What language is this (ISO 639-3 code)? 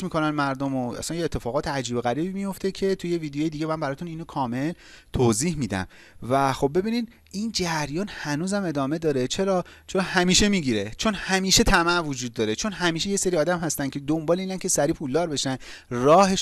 fas